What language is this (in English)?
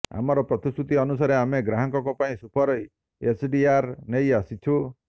Odia